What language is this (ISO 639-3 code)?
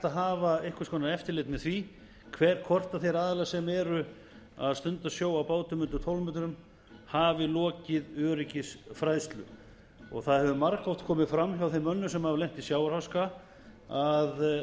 isl